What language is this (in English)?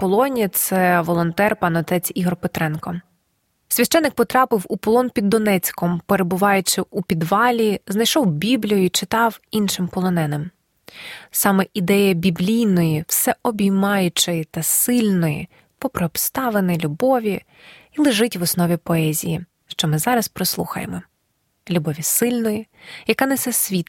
Ukrainian